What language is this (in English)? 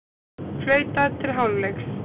Icelandic